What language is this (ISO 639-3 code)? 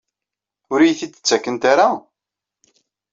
kab